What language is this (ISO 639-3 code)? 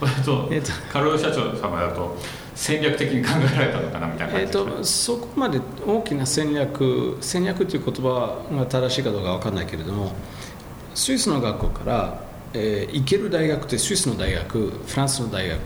jpn